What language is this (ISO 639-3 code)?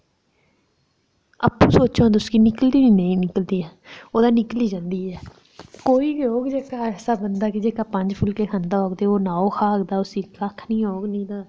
doi